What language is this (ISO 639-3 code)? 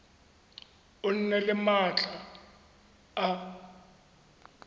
tsn